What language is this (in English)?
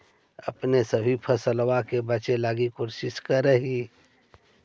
Magahi